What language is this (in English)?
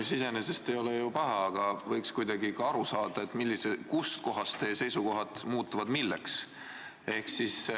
Estonian